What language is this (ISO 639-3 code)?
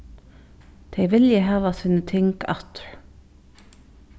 fao